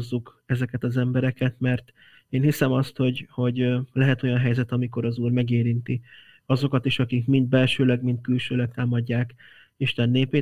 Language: Hungarian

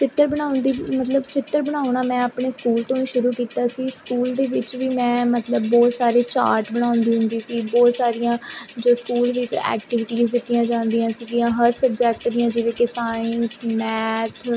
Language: Punjabi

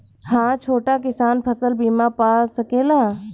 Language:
Bhojpuri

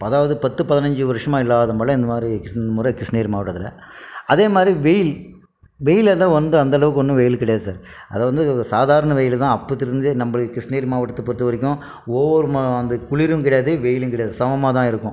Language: Tamil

